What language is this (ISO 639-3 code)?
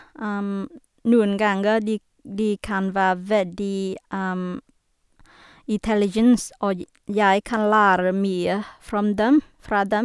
nor